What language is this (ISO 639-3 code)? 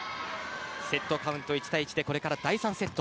jpn